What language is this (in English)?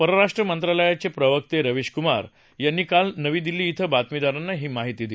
Marathi